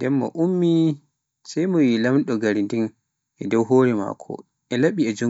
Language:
Pular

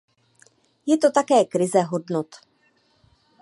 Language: Czech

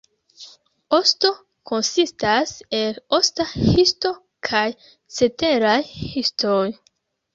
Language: Esperanto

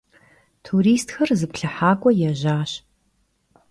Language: Kabardian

